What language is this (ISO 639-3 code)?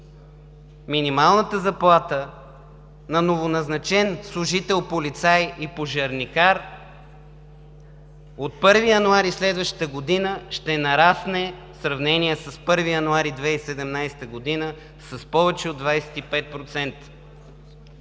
bul